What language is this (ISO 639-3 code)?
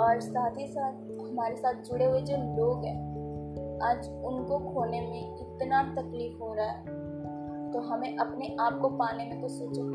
hin